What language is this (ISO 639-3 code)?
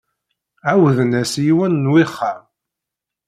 kab